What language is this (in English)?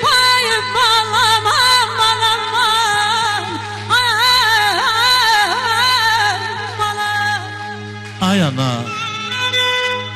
Bulgarian